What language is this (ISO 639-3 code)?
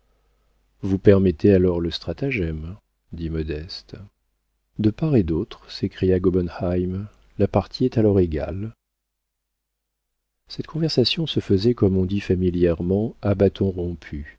fra